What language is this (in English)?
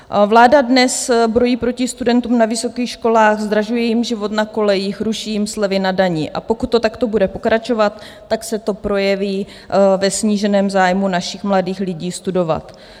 Czech